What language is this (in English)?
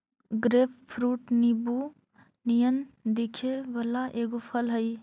Magahi